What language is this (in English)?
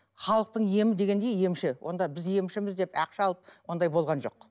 Kazakh